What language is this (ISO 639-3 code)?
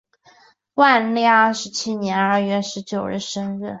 zho